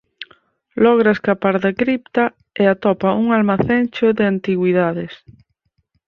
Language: Galician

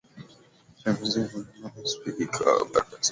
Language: Swahili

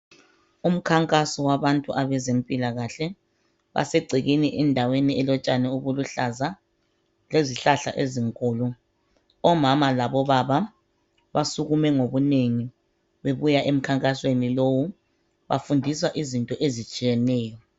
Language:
North Ndebele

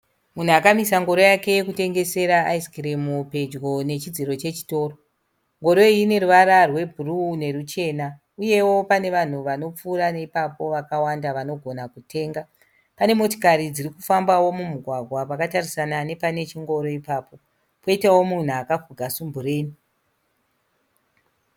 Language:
Shona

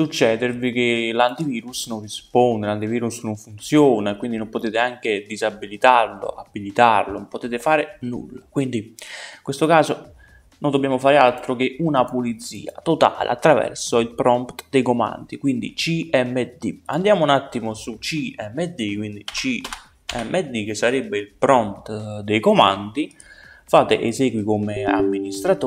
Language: Italian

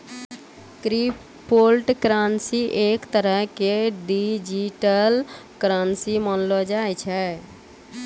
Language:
Maithili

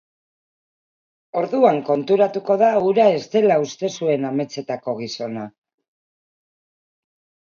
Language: Basque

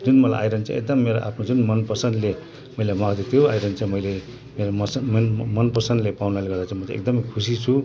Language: Nepali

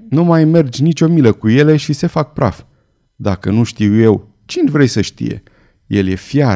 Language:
Romanian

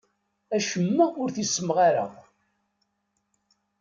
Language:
Kabyle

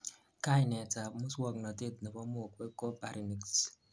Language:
Kalenjin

